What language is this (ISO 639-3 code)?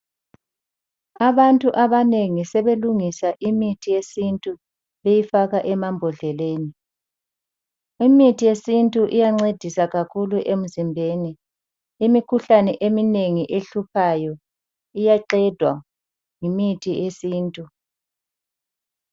nde